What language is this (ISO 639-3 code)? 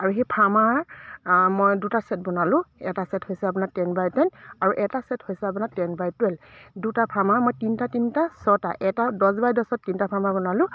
asm